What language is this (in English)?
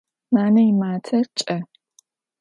Adyghe